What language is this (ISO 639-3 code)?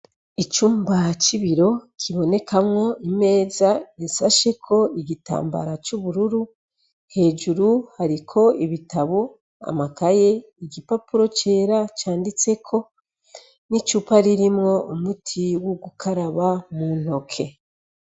run